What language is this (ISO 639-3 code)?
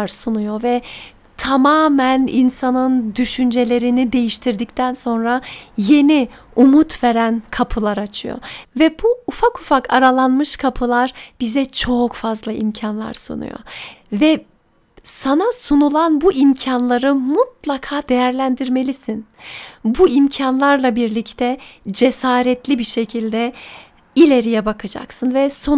tur